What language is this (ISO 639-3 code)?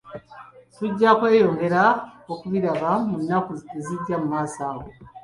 lug